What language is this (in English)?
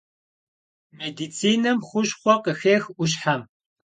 Kabardian